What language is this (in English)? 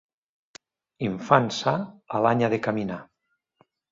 Catalan